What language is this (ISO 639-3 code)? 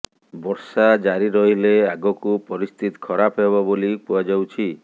ori